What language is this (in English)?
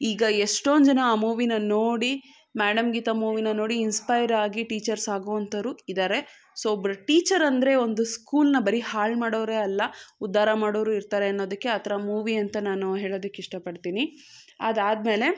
Kannada